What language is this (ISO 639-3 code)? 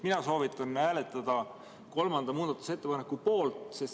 est